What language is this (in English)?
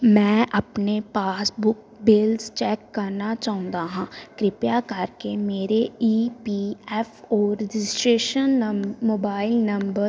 Punjabi